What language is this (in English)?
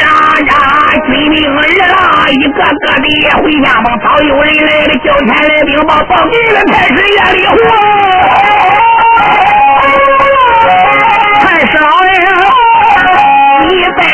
Chinese